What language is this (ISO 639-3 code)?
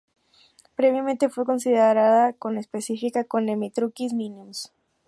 spa